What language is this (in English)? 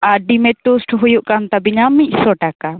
Santali